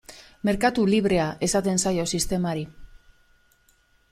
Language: Basque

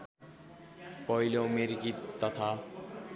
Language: Nepali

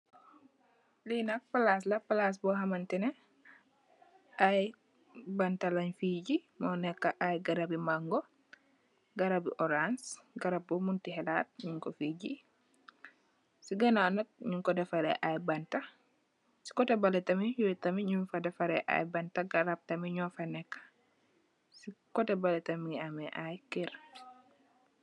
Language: Wolof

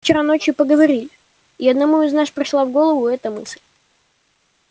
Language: Russian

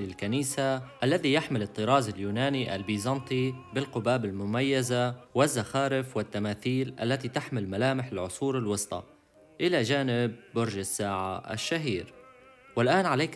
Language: Arabic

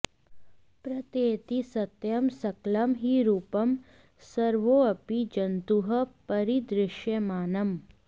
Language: Sanskrit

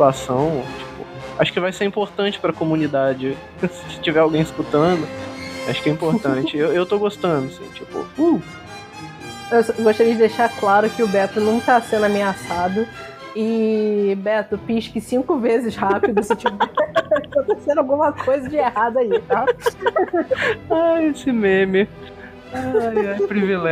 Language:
Portuguese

